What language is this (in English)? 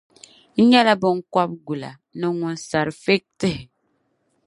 Dagbani